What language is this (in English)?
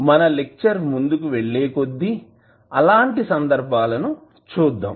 Telugu